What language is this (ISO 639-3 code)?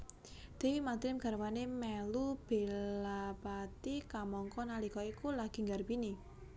jav